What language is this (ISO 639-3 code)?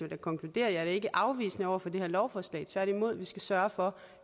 dan